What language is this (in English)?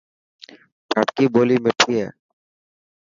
Dhatki